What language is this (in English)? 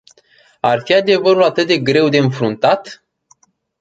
Romanian